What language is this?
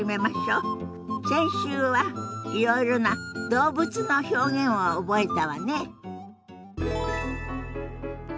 Japanese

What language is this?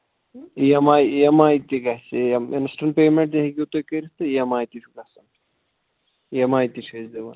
Kashmiri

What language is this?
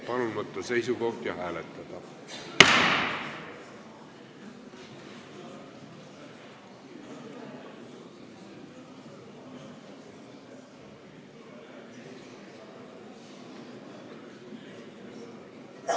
Estonian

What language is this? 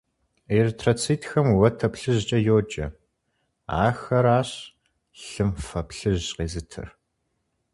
Kabardian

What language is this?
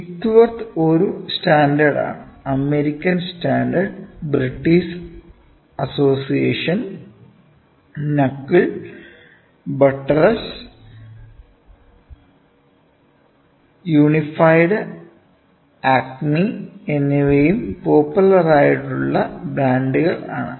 Malayalam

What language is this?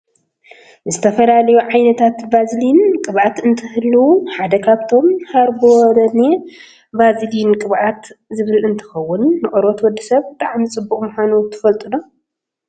Tigrinya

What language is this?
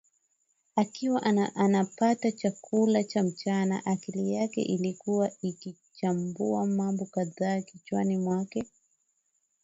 Swahili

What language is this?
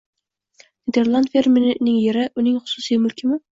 Uzbek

